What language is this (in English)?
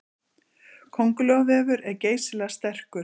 Icelandic